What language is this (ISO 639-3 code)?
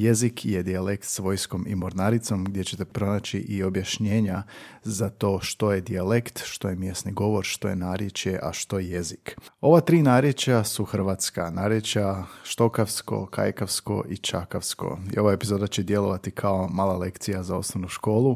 hrv